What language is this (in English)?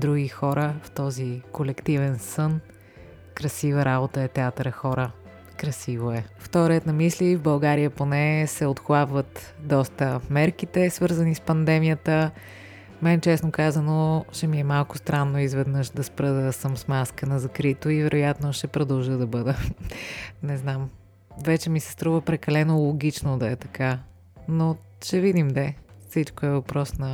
Bulgarian